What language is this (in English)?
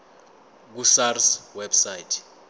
Zulu